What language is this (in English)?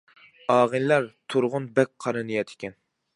Uyghur